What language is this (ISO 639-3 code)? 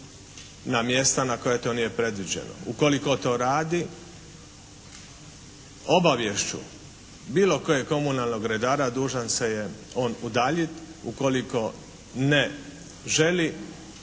hrv